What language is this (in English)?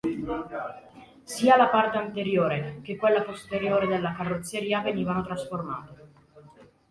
Italian